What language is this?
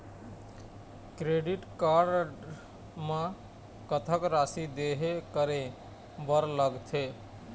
Chhattisgarhi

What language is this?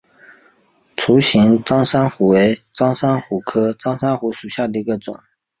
Chinese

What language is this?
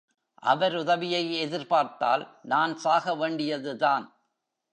Tamil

